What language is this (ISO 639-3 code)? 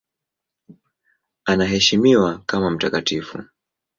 swa